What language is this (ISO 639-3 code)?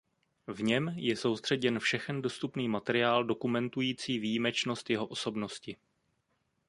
ces